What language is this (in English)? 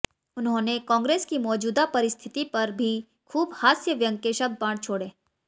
Hindi